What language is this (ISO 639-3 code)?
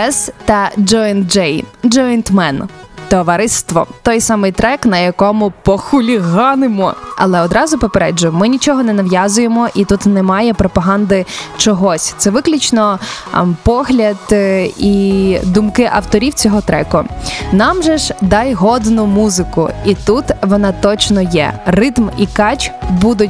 ukr